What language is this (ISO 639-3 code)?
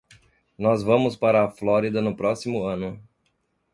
por